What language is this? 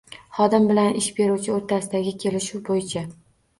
Uzbek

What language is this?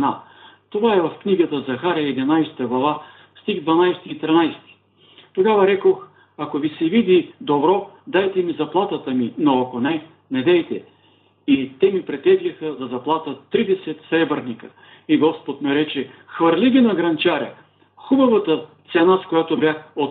Bulgarian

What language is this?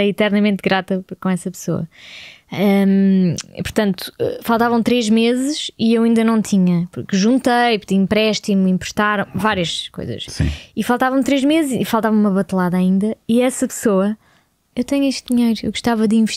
Portuguese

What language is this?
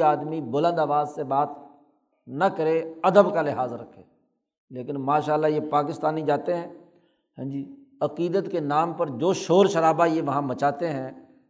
Urdu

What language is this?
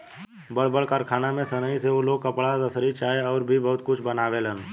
Bhojpuri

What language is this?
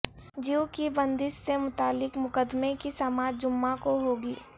Urdu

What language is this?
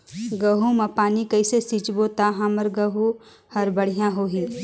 Chhattisgarhi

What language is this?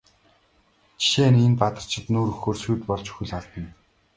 Mongolian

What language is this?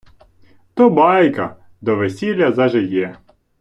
Ukrainian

